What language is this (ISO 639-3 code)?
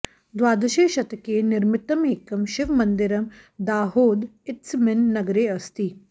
san